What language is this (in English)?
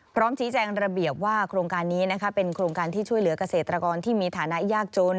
Thai